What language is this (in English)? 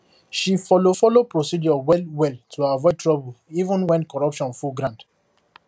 Nigerian Pidgin